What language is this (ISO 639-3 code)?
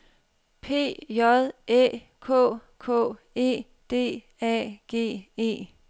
dan